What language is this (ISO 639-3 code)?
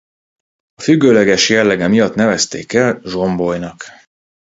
hun